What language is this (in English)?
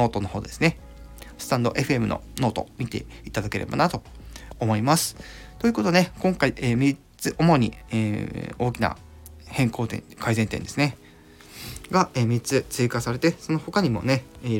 Japanese